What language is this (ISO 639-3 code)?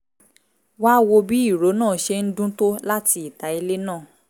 yor